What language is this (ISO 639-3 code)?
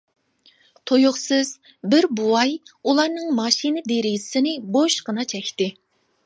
uig